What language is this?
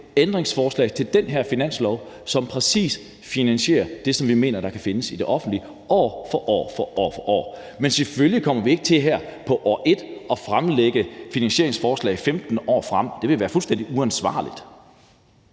Danish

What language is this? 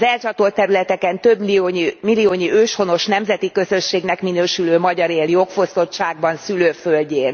Hungarian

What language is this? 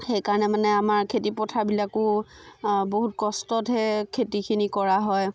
Assamese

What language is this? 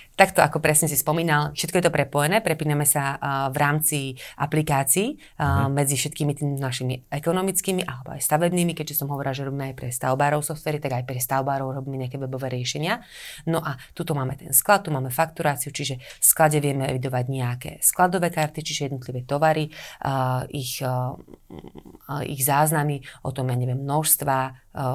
Slovak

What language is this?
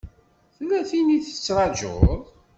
Kabyle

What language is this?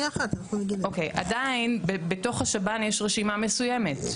Hebrew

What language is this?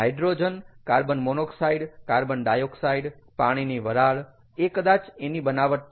Gujarati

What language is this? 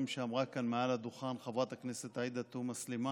Hebrew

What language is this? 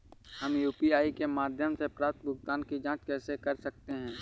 Hindi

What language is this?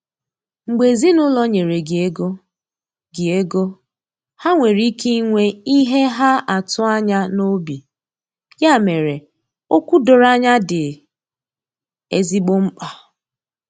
Igbo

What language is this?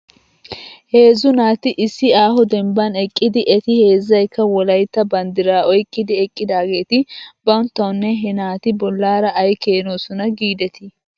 Wolaytta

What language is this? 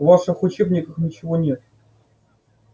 Russian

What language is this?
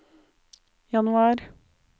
Norwegian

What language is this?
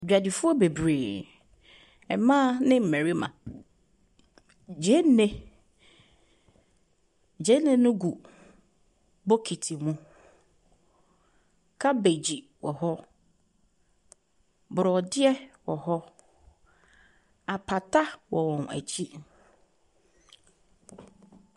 Akan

